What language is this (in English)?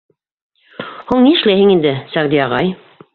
Bashkir